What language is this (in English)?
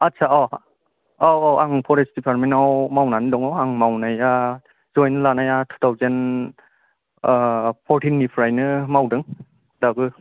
Bodo